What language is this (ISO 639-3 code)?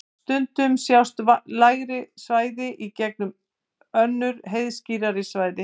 isl